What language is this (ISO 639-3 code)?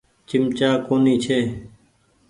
gig